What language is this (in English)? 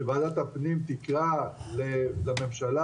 Hebrew